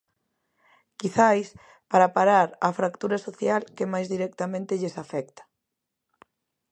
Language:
Galician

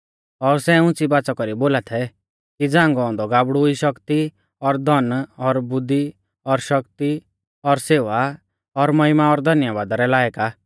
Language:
Mahasu Pahari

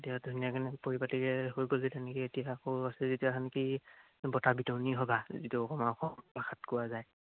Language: Assamese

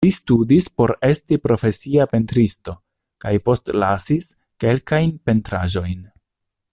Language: Esperanto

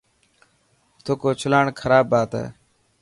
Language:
Dhatki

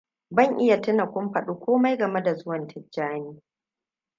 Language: Hausa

